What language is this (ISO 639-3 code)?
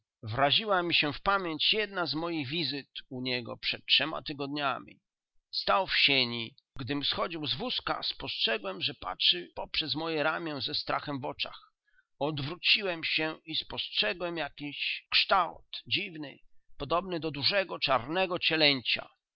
pol